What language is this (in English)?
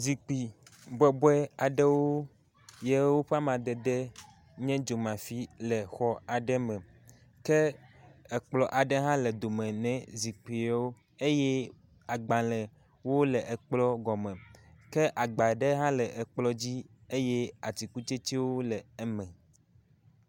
Ewe